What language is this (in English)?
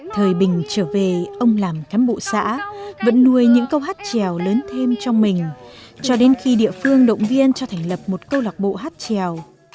Vietnamese